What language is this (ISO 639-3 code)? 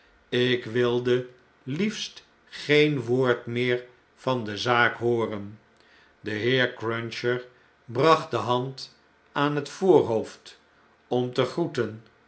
nld